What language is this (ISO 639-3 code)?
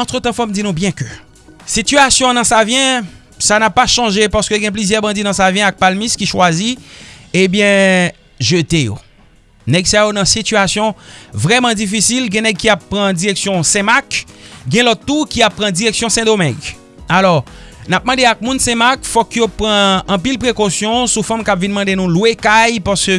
fra